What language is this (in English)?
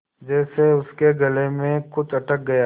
Hindi